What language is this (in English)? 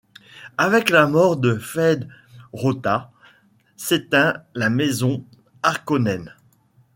French